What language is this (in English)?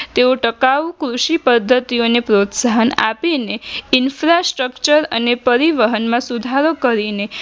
Gujarati